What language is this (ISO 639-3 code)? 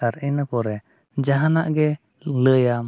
sat